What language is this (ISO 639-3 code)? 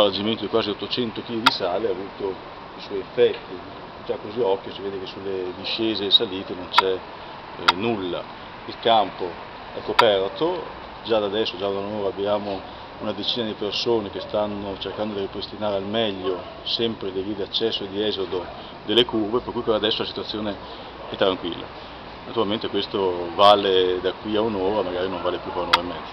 ita